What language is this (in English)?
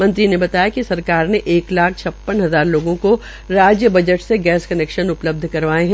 Hindi